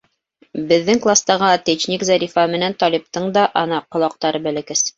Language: Bashkir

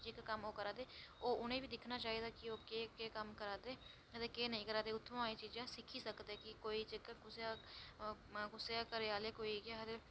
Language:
Dogri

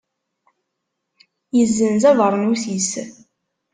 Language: Kabyle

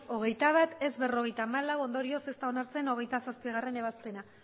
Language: Basque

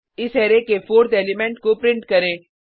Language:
Hindi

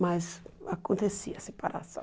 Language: Portuguese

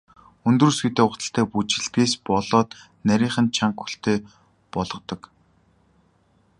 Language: Mongolian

